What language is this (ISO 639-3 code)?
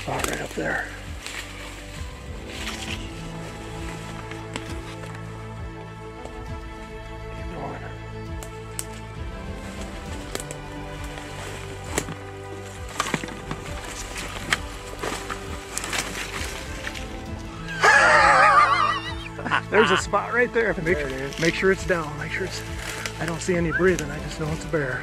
eng